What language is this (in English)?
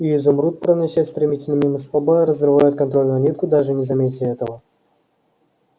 Russian